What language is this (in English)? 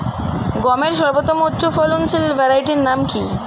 Bangla